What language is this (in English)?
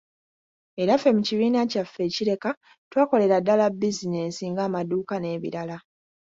Ganda